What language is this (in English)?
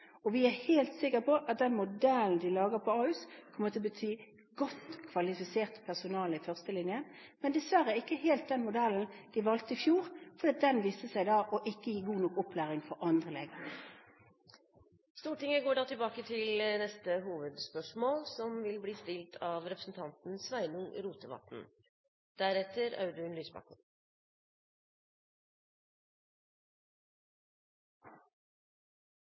Norwegian